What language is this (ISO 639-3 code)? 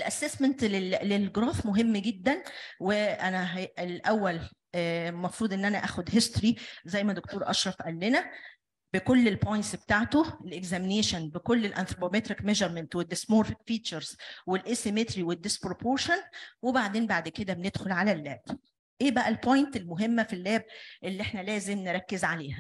ara